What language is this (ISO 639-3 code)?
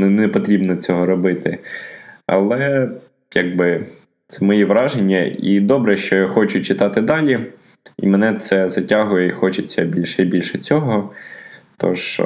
ukr